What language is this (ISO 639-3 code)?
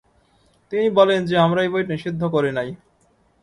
ben